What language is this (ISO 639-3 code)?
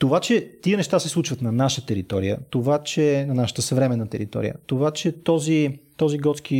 bul